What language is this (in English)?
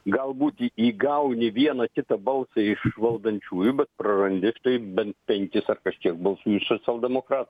Lithuanian